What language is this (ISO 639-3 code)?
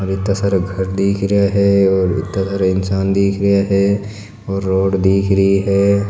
mwr